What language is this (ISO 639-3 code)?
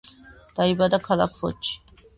kat